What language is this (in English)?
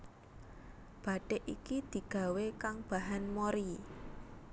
Javanese